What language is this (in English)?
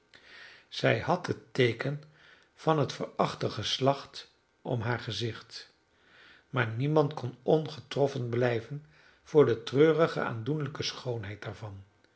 Dutch